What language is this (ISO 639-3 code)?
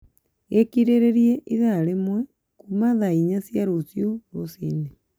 kik